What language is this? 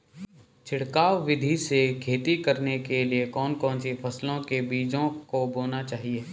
Hindi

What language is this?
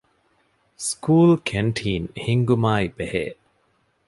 Divehi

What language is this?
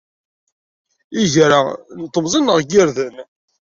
Kabyle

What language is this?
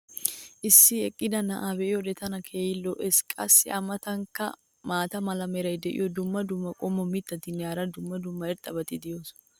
Wolaytta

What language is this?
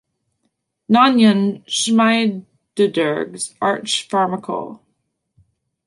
English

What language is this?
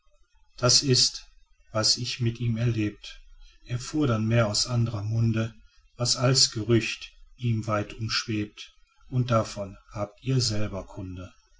German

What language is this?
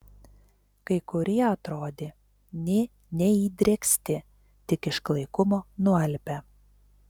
Lithuanian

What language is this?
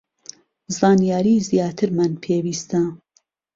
Central Kurdish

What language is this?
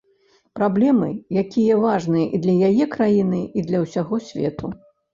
Belarusian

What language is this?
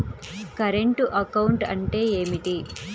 Telugu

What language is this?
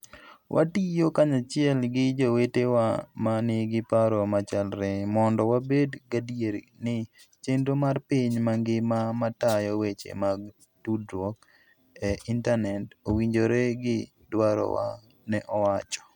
Luo (Kenya and Tanzania)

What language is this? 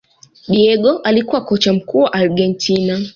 Swahili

